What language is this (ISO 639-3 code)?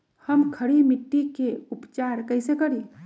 mag